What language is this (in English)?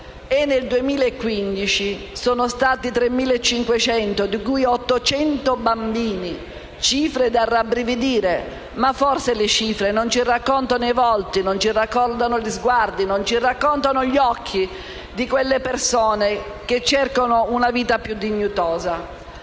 Italian